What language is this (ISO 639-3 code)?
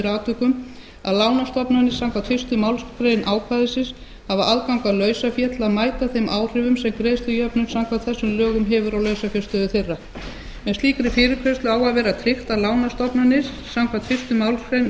isl